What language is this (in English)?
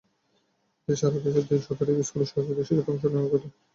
Bangla